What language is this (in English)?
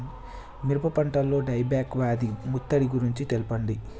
Telugu